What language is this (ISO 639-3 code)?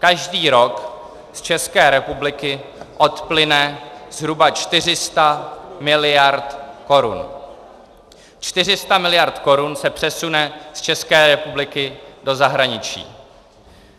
ces